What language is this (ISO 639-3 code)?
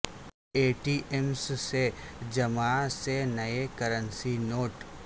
urd